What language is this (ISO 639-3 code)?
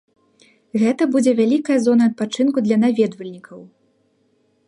bel